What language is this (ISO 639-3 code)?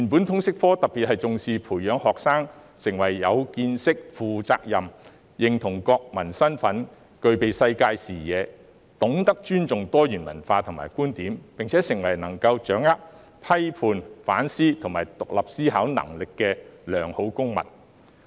yue